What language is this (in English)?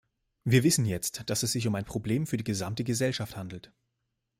German